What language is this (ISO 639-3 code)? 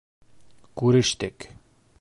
bak